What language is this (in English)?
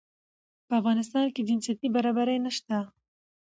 Pashto